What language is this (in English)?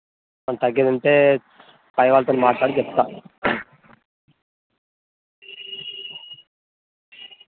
Telugu